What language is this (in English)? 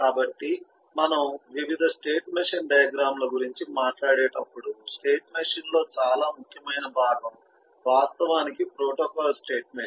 Telugu